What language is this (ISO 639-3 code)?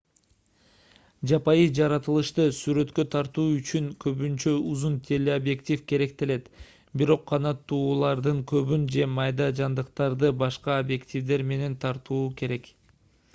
kir